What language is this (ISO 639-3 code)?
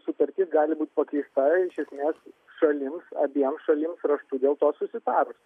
lit